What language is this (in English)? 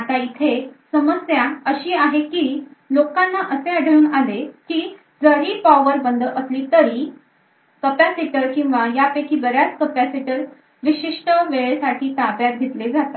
Marathi